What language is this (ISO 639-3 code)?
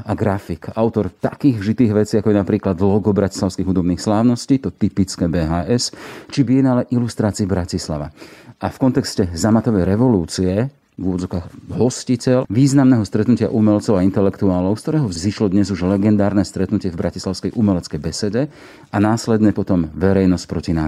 slk